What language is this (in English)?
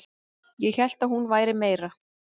Icelandic